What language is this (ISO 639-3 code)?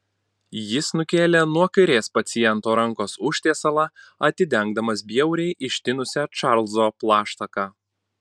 lit